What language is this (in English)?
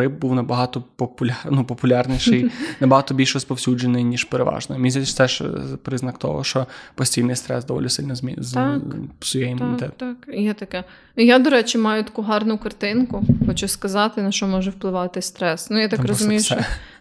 Ukrainian